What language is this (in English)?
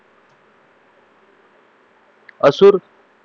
Marathi